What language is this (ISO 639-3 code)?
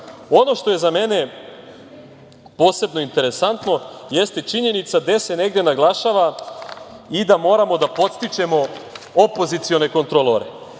srp